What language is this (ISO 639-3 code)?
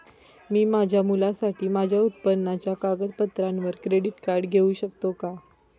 mar